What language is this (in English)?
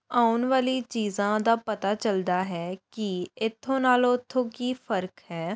Punjabi